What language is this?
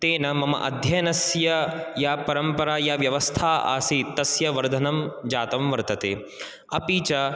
Sanskrit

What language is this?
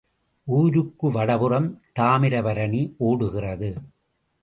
Tamil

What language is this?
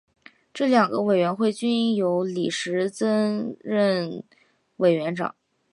Chinese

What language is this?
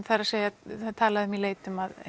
Icelandic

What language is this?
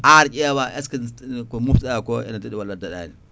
Fula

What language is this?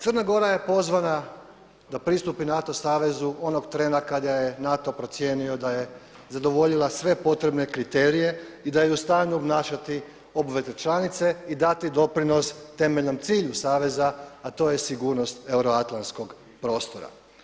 Croatian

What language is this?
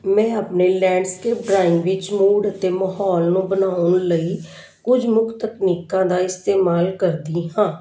Punjabi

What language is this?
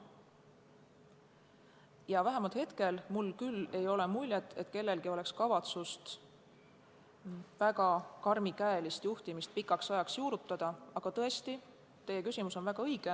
Estonian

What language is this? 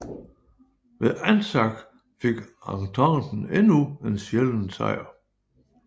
Danish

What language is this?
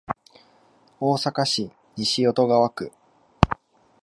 Japanese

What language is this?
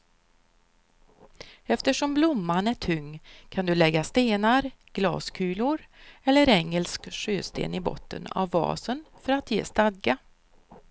Swedish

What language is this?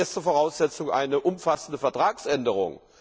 German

